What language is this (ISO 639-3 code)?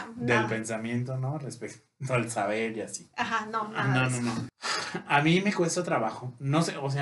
spa